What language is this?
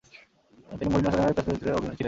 Bangla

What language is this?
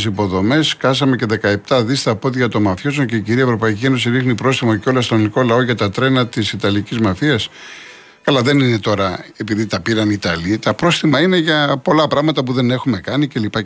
Greek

